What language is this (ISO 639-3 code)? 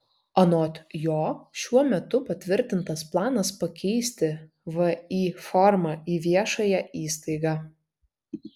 lit